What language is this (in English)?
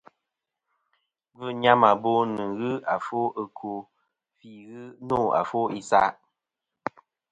Kom